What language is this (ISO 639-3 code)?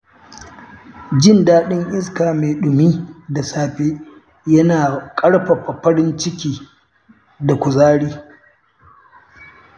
hau